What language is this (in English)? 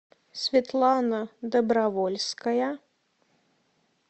Russian